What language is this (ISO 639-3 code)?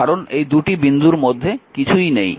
ben